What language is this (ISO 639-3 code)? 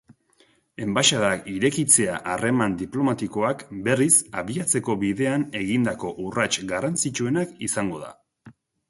eus